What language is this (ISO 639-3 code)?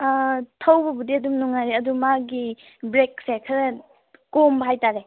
mni